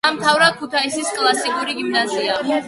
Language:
Georgian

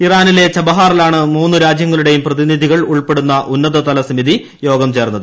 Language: Malayalam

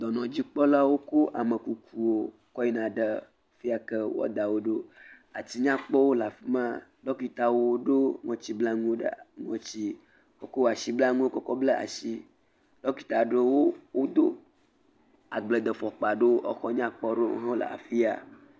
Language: Ewe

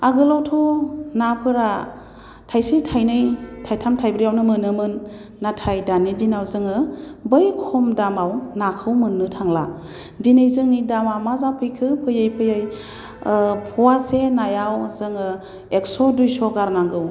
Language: Bodo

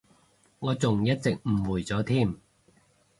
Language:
Cantonese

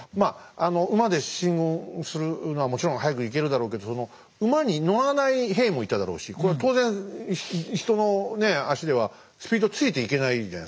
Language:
Japanese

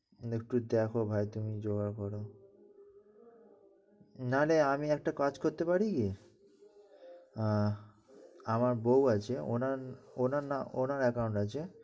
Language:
Bangla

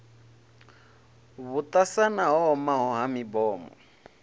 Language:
Venda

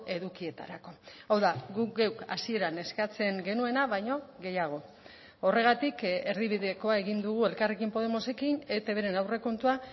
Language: Basque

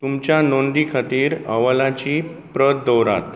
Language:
Konkani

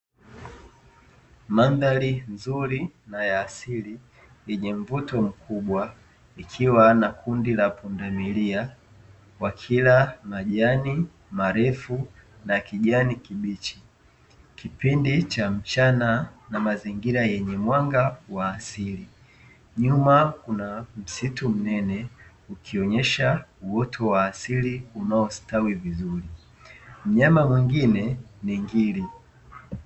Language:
Swahili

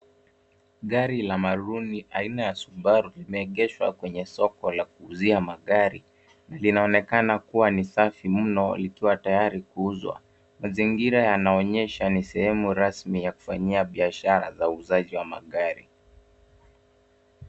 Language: Swahili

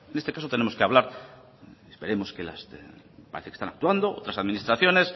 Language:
Spanish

